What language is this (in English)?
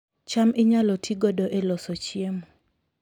Luo (Kenya and Tanzania)